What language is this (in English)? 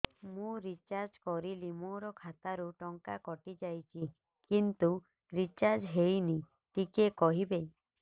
Odia